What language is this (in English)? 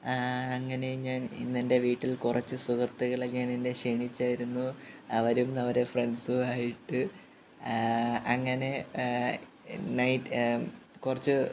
Malayalam